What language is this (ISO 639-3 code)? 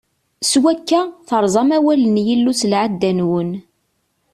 kab